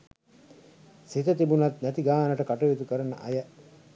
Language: Sinhala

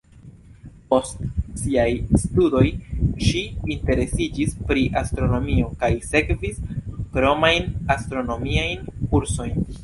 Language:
Esperanto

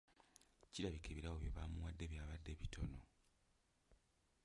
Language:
Ganda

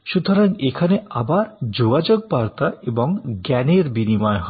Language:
Bangla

